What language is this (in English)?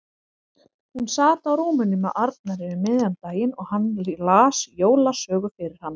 Icelandic